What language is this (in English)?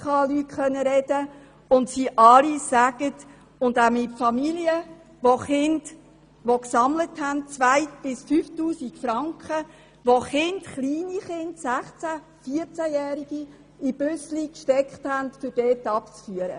Swiss German